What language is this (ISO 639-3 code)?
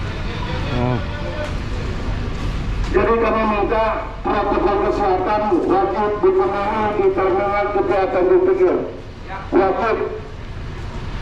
ind